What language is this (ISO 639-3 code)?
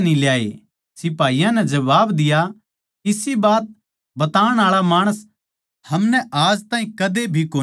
bgc